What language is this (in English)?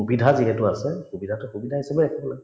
Assamese